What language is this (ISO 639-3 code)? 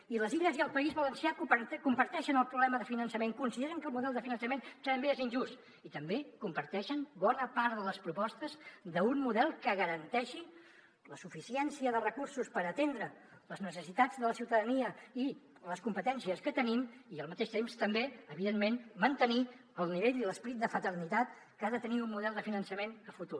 cat